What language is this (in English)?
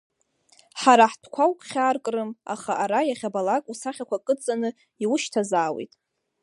Abkhazian